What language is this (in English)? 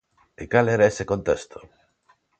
Galician